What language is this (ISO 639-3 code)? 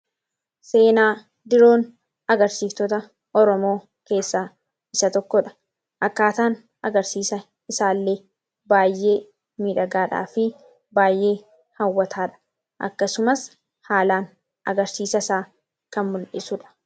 orm